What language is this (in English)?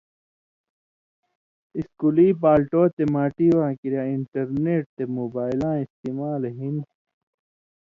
Indus Kohistani